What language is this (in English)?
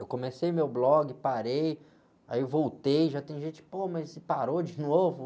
Portuguese